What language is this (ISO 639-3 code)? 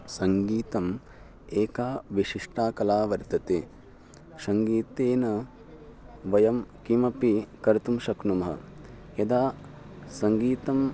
san